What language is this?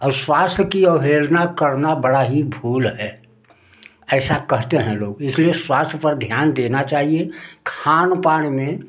Hindi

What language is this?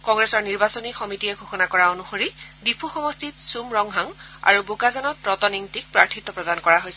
Assamese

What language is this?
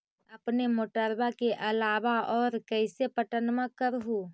Magahi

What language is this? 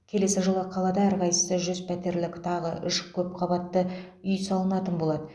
Kazakh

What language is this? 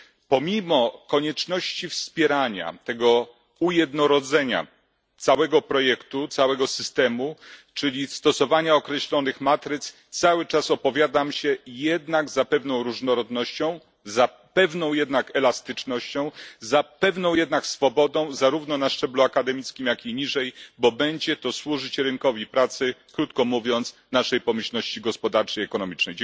Polish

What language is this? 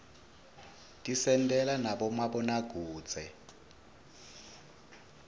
Swati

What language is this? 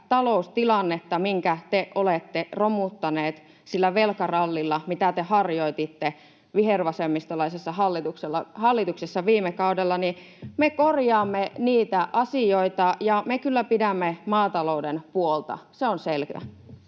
Finnish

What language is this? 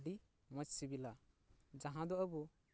Santali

